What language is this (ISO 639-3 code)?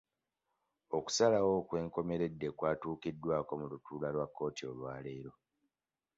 lug